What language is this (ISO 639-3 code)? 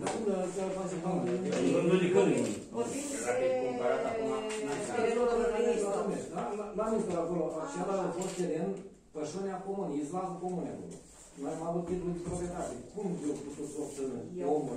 ron